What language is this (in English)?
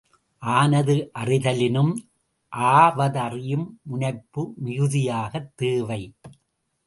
Tamil